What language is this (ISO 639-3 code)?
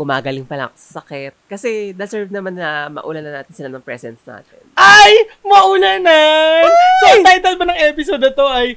fil